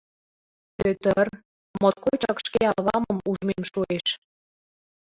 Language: Mari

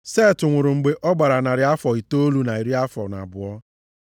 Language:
Igbo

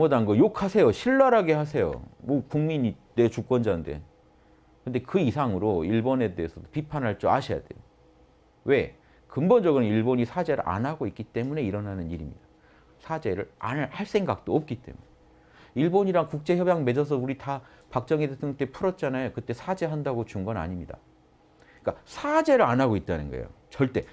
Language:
Korean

